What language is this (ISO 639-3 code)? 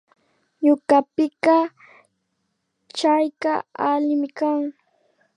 qvi